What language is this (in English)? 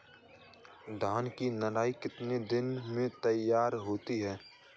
Hindi